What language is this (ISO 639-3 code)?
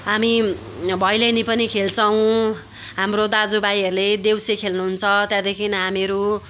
nep